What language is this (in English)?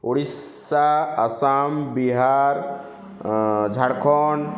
Odia